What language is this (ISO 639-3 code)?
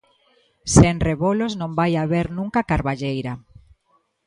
glg